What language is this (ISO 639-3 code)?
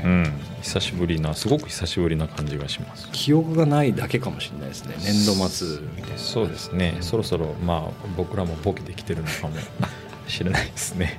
jpn